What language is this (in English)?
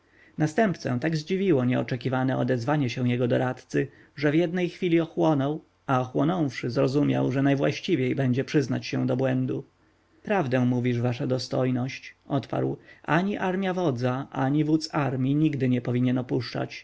Polish